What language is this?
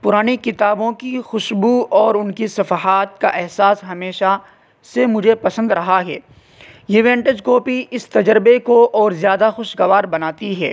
Urdu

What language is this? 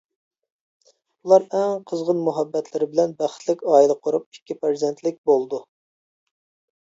Uyghur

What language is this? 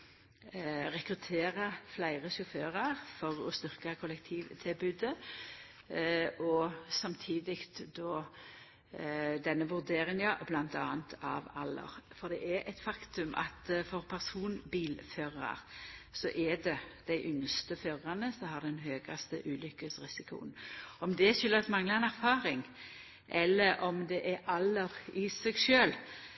Norwegian Nynorsk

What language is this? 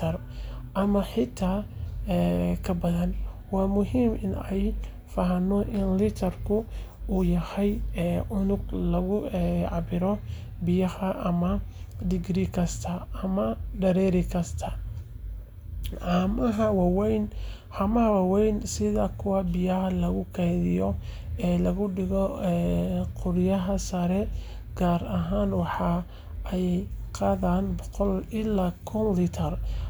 Somali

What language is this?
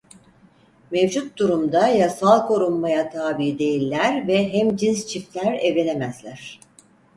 Turkish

